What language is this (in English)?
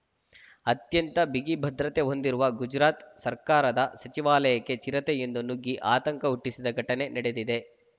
Kannada